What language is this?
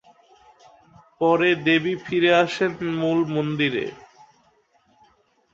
Bangla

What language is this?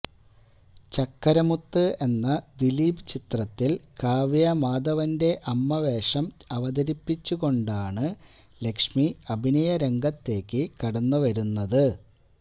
Malayalam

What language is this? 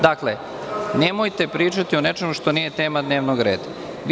Serbian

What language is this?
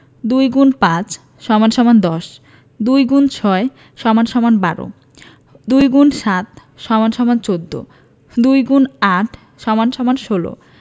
Bangla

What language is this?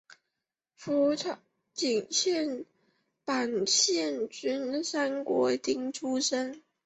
Chinese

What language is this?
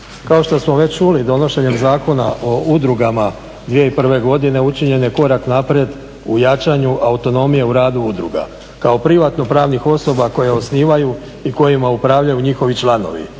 Croatian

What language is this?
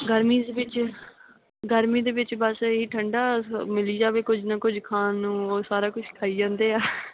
Punjabi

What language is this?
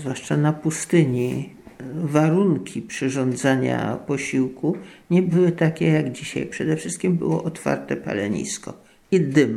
Polish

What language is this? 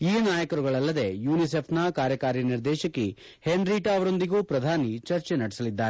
Kannada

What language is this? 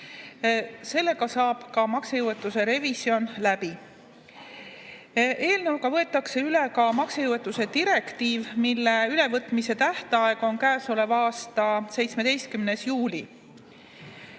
Estonian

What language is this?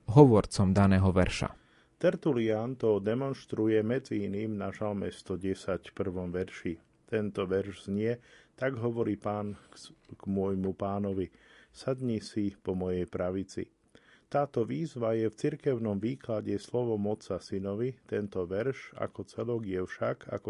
Slovak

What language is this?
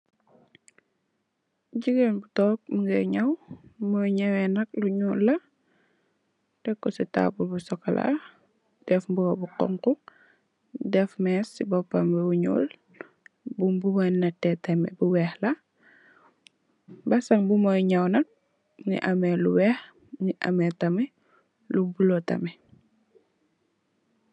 Wolof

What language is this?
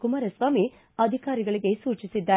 Kannada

